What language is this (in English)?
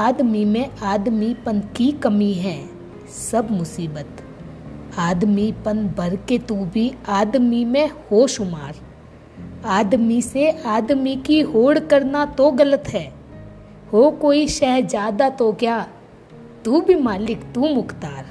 Hindi